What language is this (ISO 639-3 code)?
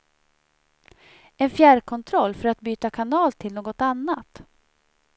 swe